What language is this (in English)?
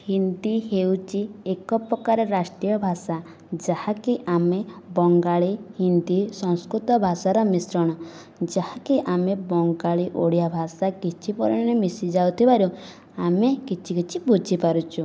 Odia